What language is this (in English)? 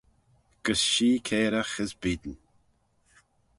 Manx